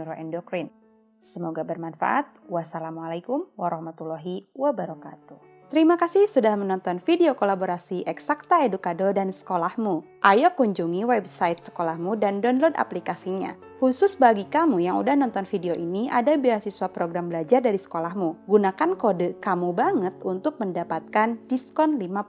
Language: Indonesian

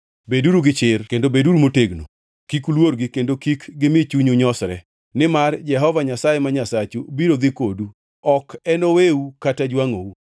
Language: Luo (Kenya and Tanzania)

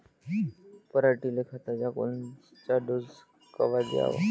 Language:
Marathi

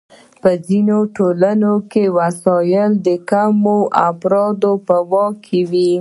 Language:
Pashto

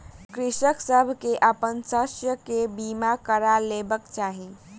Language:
Maithili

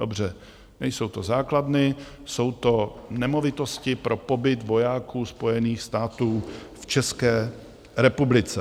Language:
Czech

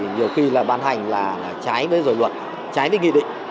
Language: Vietnamese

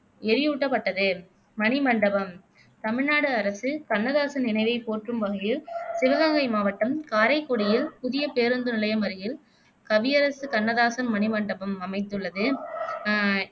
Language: Tamil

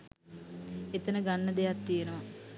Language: Sinhala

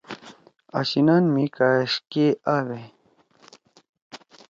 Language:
Torwali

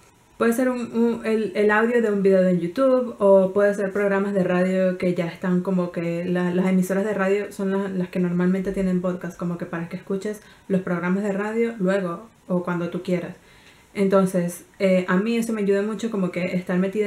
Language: Spanish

